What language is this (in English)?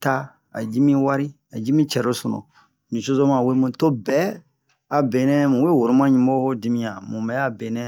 Bomu